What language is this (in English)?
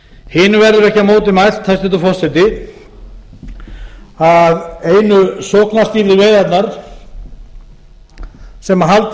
Icelandic